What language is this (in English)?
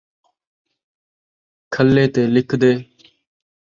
Saraiki